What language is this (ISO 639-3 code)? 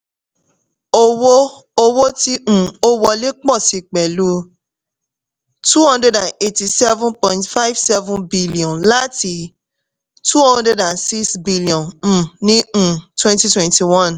yor